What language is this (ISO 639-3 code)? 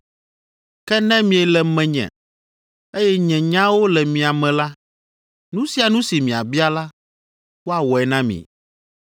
ewe